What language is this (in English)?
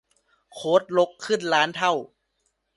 Thai